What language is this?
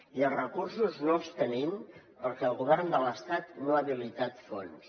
Catalan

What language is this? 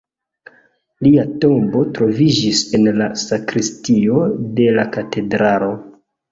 Esperanto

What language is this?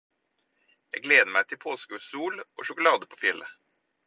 Norwegian Bokmål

